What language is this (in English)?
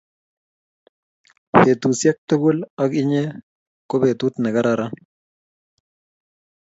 Kalenjin